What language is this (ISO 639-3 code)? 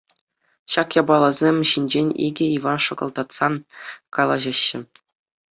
chv